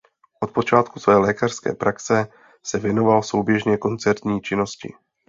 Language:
Czech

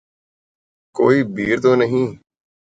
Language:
Urdu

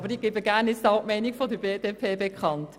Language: Swiss German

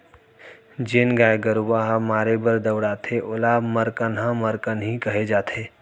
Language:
Chhattisgarhi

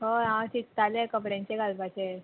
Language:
Konkani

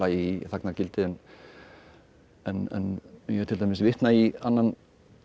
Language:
Icelandic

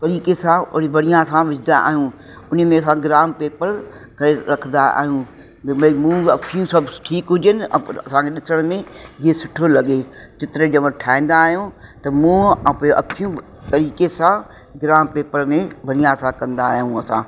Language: Sindhi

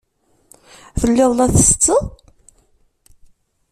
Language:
Kabyle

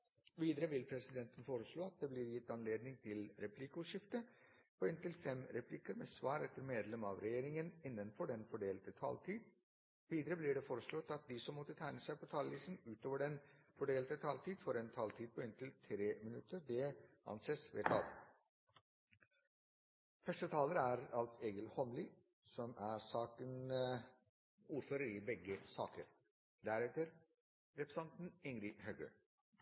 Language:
Norwegian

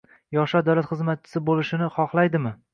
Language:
Uzbek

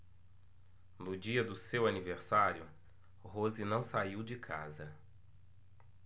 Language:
Portuguese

